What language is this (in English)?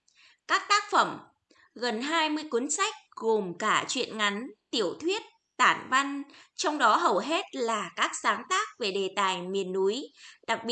Vietnamese